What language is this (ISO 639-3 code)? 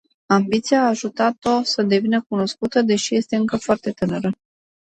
ron